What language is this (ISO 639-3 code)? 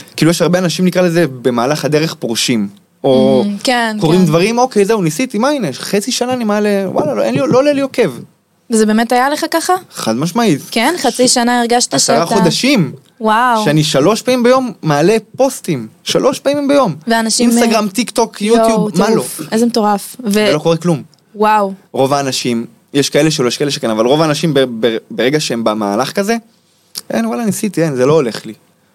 heb